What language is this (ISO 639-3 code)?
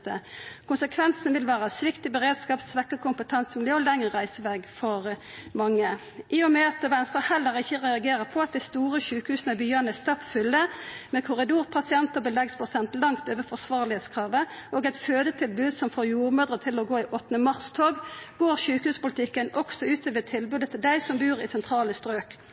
nno